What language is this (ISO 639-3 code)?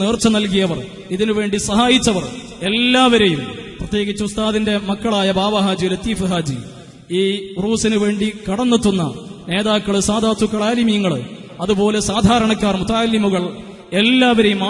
ara